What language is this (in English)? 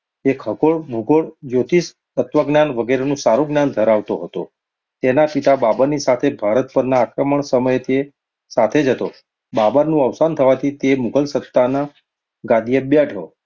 Gujarati